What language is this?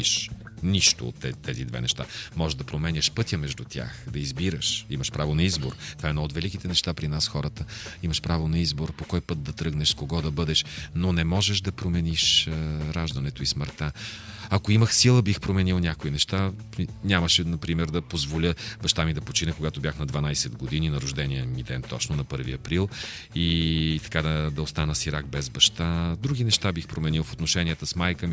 Bulgarian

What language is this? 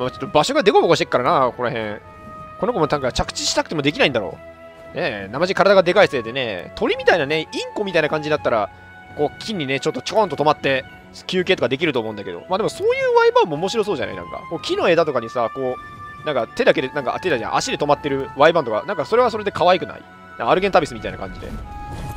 Japanese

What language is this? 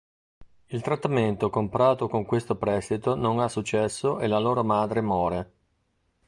Italian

